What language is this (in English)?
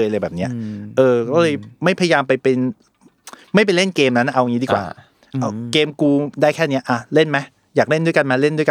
Thai